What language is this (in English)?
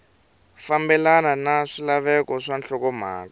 Tsonga